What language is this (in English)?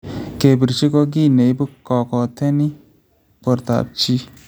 Kalenjin